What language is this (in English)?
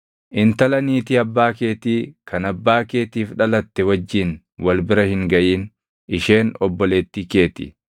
Oromo